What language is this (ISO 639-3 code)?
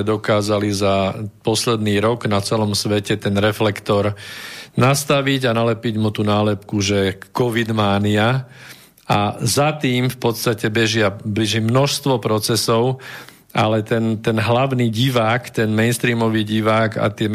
slk